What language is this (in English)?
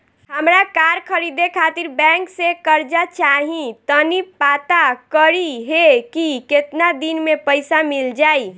Bhojpuri